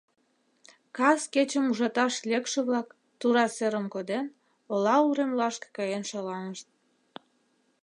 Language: Mari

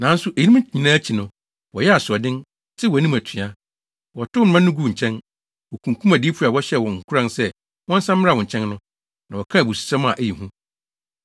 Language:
Akan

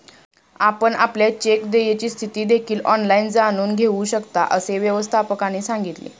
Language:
Marathi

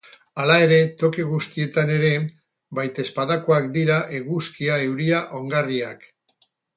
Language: Basque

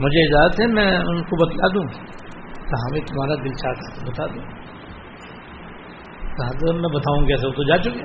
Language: Urdu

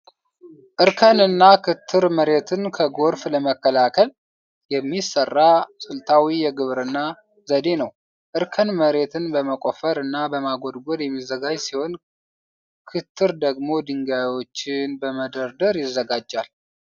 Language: Amharic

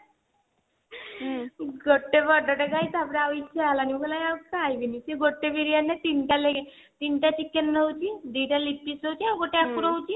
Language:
Odia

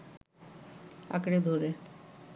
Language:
Bangla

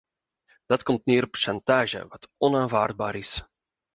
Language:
Dutch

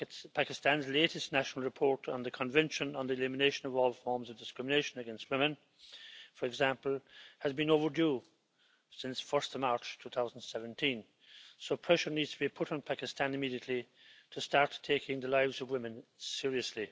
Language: English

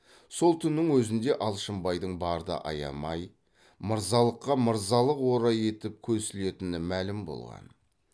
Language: Kazakh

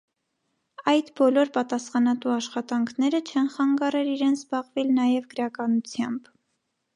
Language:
Armenian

